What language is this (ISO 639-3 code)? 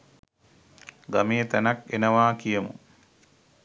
sin